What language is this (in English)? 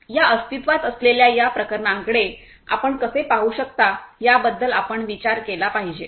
Marathi